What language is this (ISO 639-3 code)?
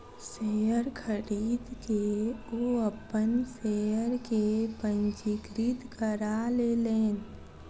mai